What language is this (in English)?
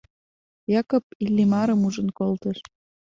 Mari